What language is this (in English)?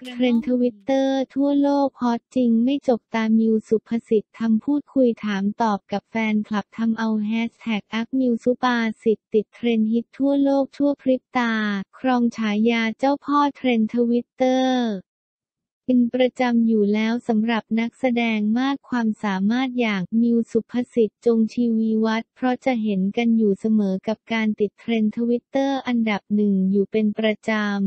Thai